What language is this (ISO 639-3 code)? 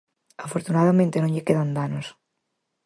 glg